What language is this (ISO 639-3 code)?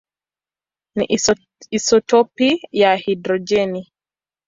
swa